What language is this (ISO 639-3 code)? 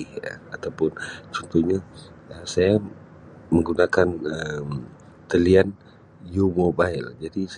msi